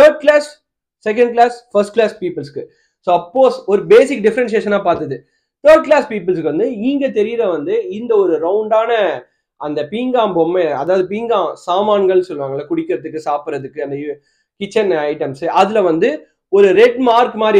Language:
Tamil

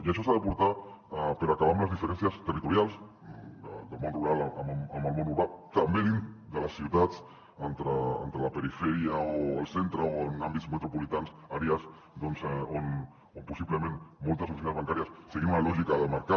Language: Catalan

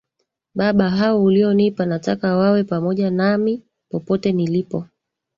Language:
Swahili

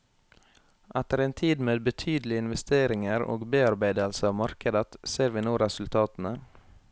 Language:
Norwegian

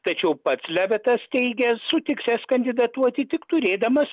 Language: Lithuanian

